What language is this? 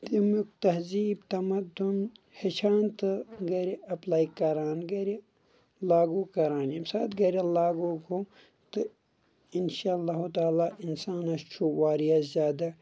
Kashmiri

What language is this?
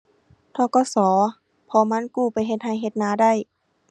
Thai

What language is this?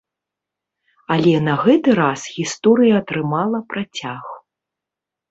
Belarusian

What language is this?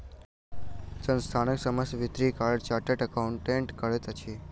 Maithili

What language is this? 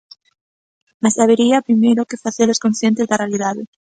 Galician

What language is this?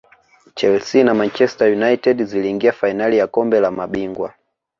Swahili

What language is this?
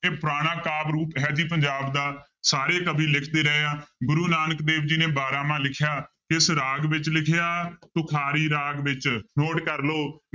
Punjabi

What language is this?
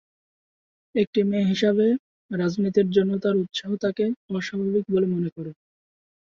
Bangla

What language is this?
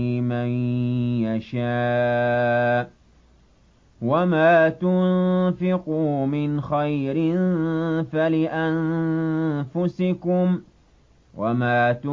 Arabic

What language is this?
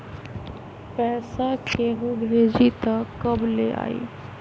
Magahi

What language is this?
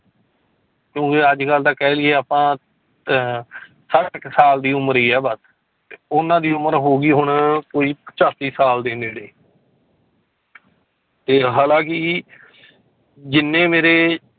Punjabi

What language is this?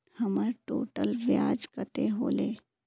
Magahi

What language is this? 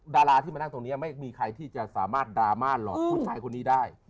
Thai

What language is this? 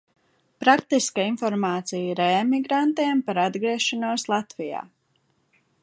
Latvian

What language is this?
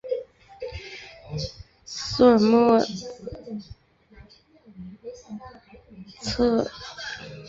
Chinese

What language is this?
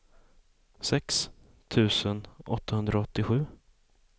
Swedish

